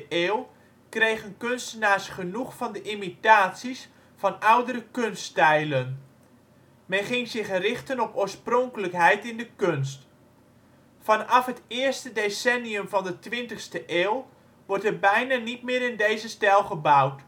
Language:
Dutch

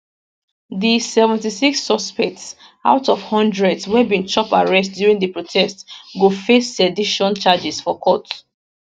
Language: Nigerian Pidgin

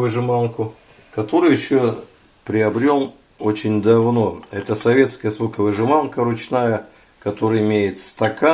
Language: Russian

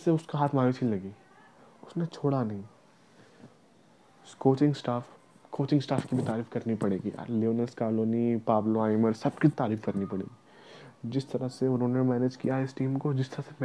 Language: Hindi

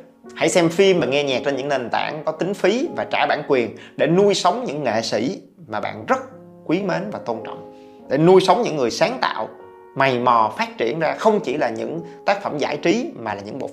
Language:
Vietnamese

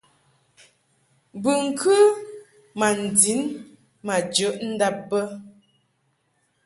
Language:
Mungaka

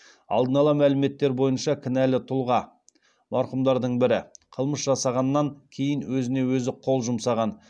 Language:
Kazakh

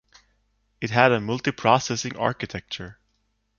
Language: English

